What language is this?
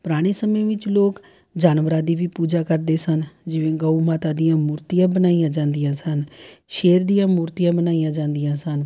Punjabi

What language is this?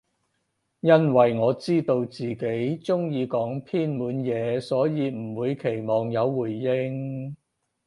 Cantonese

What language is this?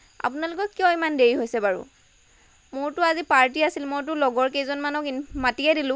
Assamese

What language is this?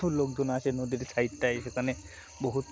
Bangla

